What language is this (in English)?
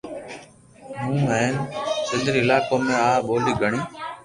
Loarki